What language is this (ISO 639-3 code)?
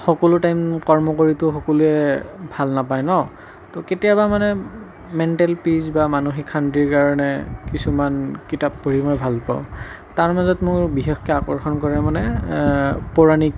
asm